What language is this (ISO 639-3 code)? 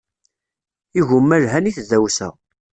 kab